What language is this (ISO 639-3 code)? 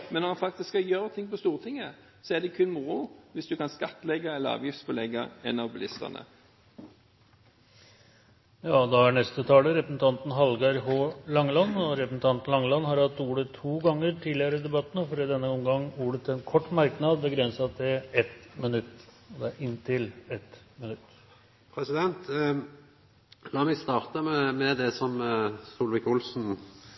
nor